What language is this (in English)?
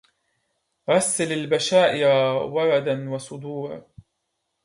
Arabic